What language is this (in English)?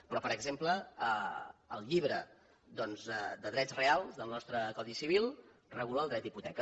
Catalan